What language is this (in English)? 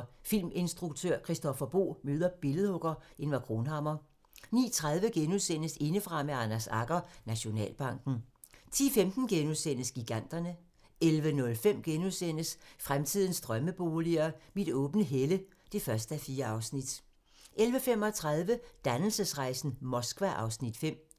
Danish